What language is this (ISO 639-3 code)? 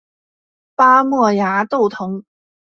zho